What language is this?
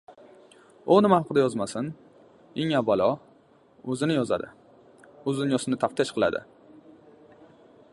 Uzbek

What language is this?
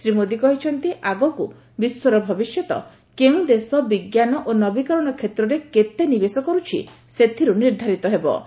Odia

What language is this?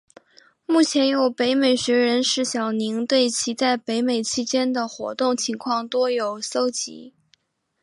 Chinese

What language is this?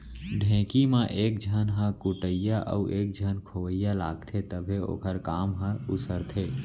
Chhattisgarhi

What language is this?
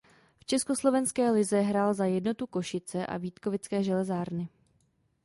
Czech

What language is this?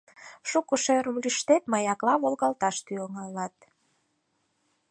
Mari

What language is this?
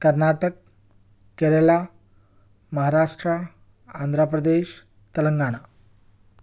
Urdu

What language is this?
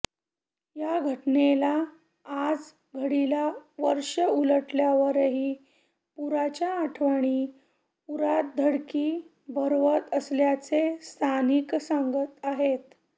Marathi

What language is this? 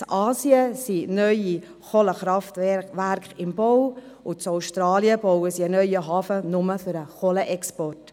Swiss German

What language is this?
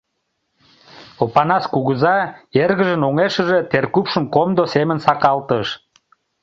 Mari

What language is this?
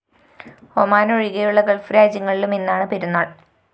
Malayalam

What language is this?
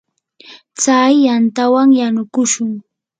Yanahuanca Pasco Quechua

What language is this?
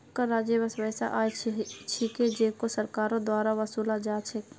Magahi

